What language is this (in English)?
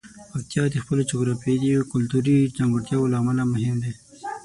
Pashto